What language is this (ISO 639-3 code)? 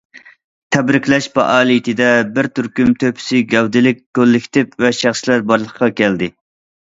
uig